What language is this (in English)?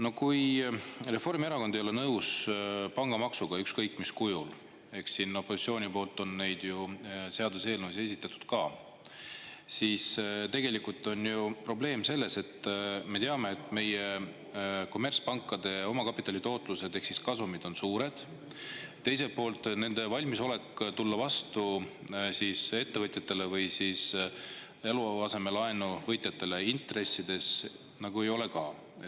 Estonian